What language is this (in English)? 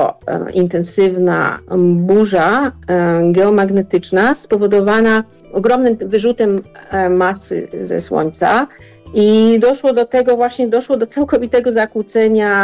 Polish